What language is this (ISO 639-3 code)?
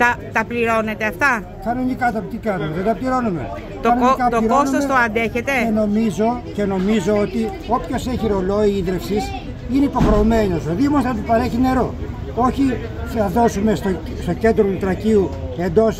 ell